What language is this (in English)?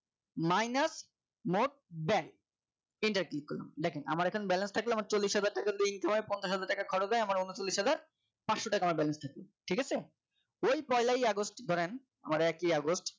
Bangla